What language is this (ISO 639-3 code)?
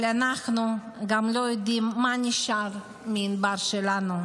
heb